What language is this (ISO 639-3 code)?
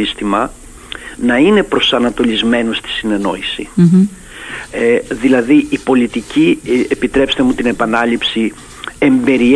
ell